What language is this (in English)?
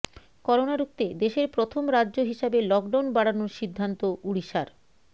Bangla